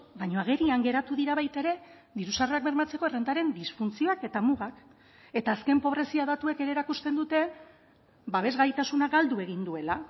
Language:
Basque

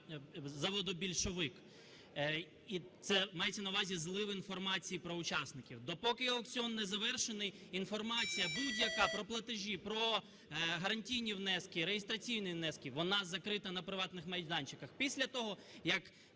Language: Ukrainian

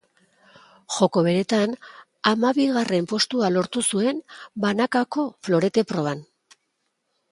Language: Basque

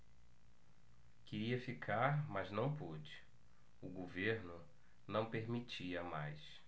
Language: Portuguese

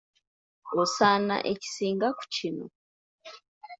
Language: Ganda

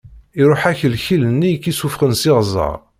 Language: Kabyle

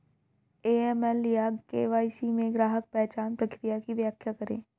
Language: Hindi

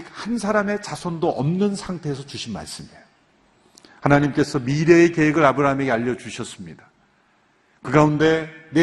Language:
Korean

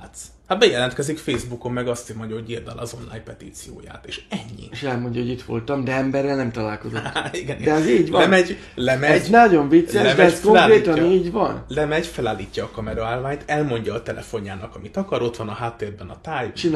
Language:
Hungarian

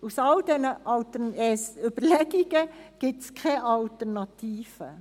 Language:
Swiss German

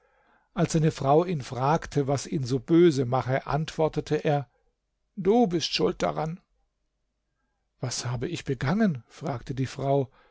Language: German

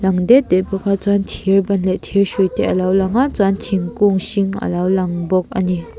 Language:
Mizo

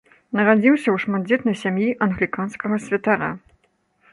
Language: Belarusian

